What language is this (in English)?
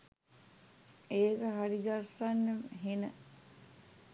Sinhala